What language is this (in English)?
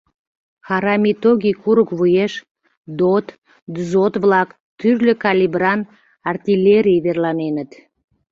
Mari